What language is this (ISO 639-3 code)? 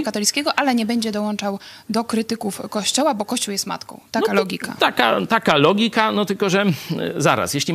pol